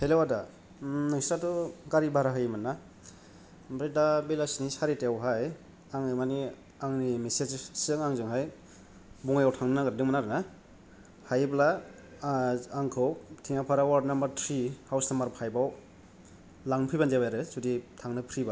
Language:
Bodo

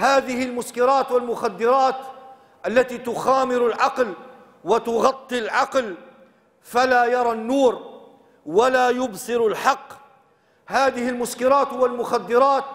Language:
Arabic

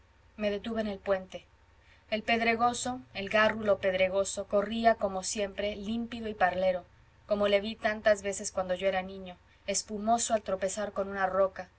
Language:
Spanish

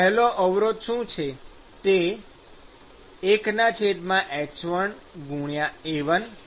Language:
Gujarati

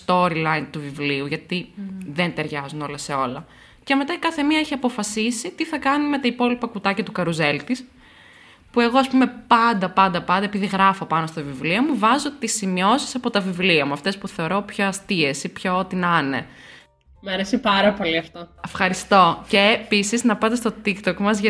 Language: Greek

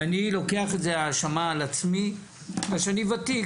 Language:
Hebrew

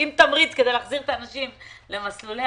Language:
Hebrew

